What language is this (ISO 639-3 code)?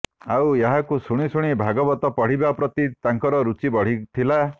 ori